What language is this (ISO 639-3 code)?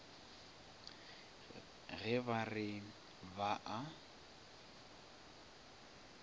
nso